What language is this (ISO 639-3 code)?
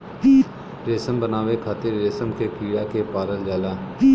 bho